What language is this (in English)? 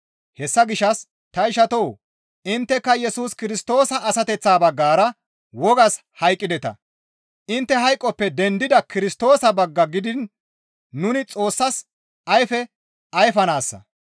Gamo